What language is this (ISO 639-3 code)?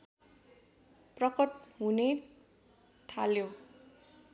nep